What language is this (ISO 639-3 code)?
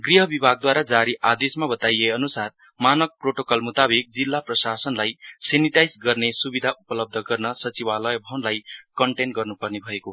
nep